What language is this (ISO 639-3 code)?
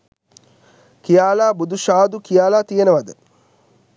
sin